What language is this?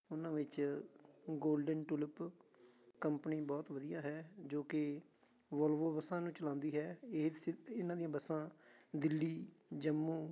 Punjabi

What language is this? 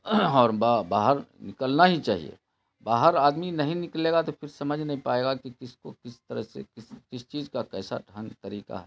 Urdu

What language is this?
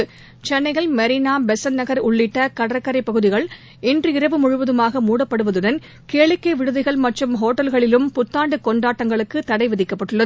Tamil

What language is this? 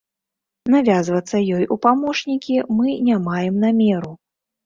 Belarusian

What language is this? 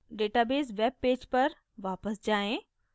Hindi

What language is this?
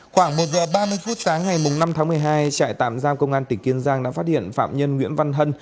Vietnamese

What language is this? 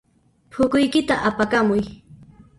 Puno Quechua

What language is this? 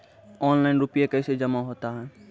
Maithili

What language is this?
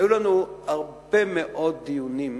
Hebrew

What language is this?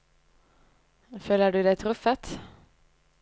Norwegian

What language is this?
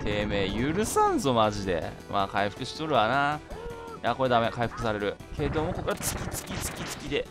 Japanese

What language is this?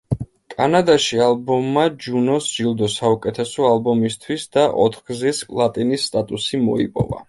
Georgian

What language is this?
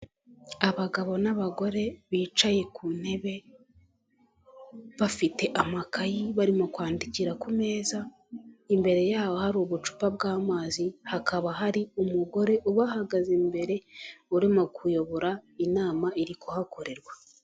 Kinyarwanda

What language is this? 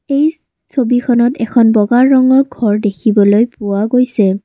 Assamese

